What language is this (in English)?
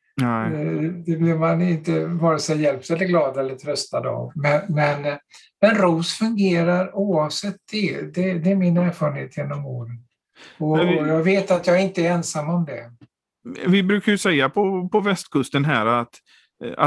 Swedish